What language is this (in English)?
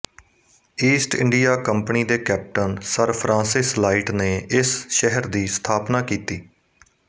Punjabi